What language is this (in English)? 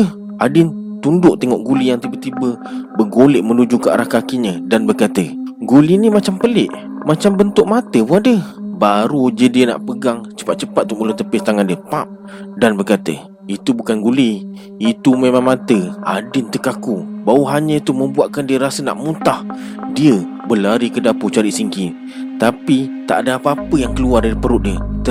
Malay